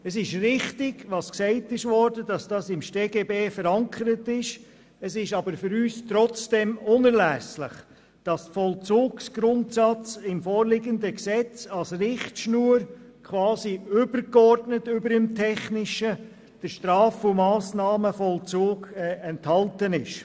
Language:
Swiss German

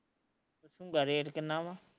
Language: Punjabi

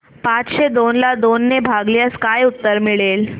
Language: Marathi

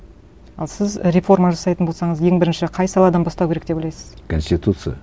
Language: Kazakh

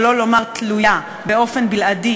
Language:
Hebrew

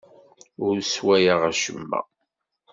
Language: Kabyle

